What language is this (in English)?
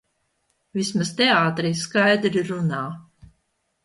Latvian